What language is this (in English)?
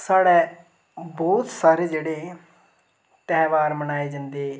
Dogri